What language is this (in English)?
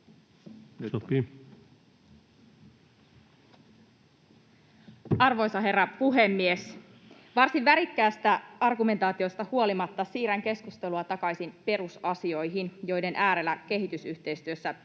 Finnish